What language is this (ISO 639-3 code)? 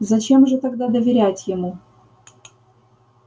rus